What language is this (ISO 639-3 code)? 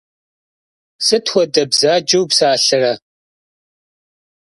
kbd